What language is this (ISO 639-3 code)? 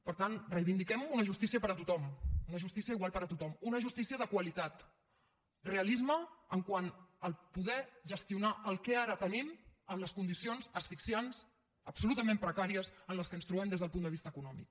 cat